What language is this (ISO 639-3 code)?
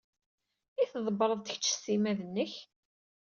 kab